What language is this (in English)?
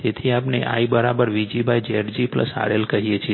Gujarati